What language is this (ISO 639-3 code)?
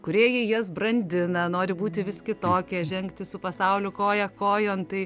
lit